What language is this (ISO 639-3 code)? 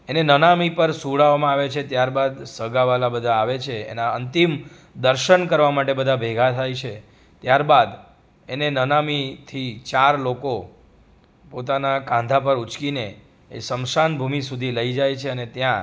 guj